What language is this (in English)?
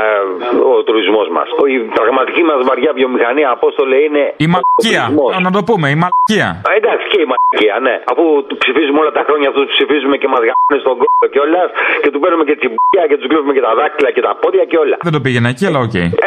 Greek